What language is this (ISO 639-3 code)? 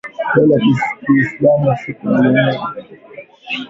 swa